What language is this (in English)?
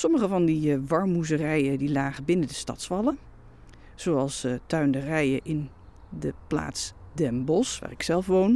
Dutch